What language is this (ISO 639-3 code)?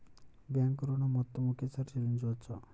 tel